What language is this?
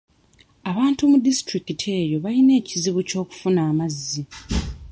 Ganda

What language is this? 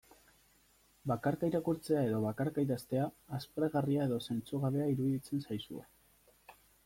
Basque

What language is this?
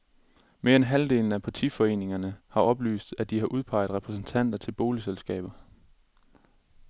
Danish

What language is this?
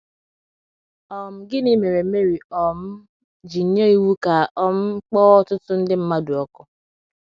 Igbo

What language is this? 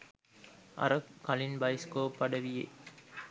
Sinhala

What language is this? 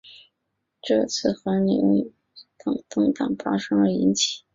Chinese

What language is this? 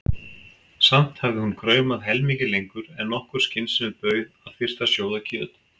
Icelandic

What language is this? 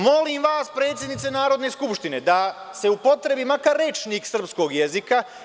Serbian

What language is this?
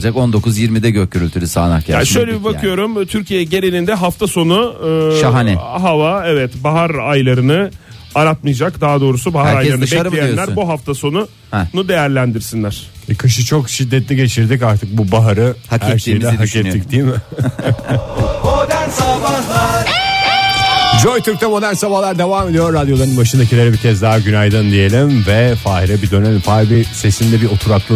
Turkish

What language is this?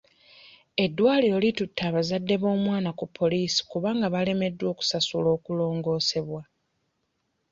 Ganda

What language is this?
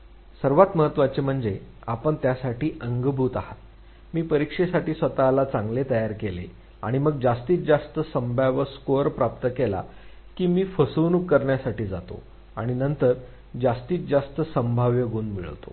Marathi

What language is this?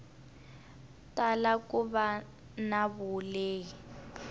Tsonga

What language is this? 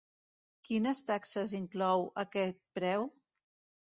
Catalan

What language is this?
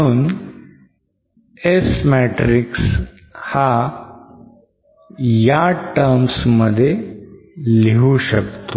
Marathi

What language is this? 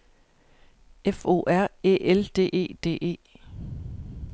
Danish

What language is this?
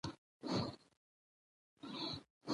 Pashto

